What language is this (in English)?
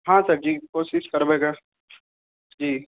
Maithili